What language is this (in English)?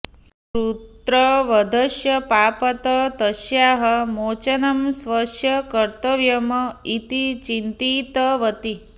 Sanskrit